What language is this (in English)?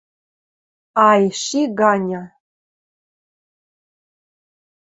Western Mari